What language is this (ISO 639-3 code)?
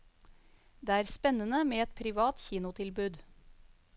nor